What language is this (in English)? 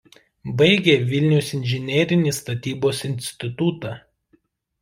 Lithuanian